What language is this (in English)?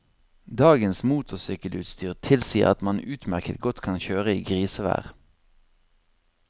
Norwegian